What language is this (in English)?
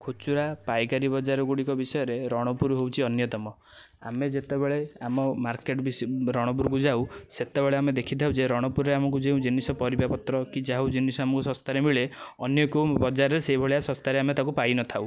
Odia